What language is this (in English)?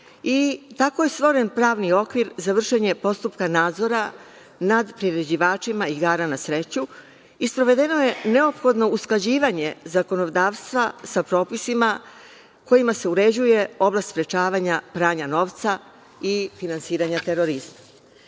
Serbian